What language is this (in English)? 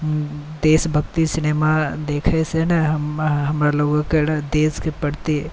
Maithili